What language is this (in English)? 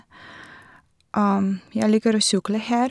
Norwegian